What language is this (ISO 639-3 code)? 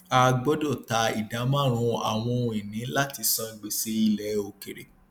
yor